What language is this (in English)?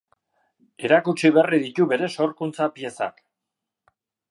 Basque